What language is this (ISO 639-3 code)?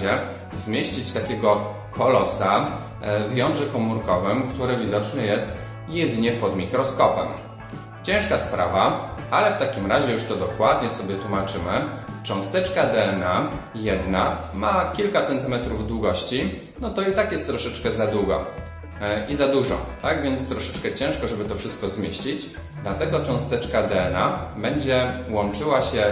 pol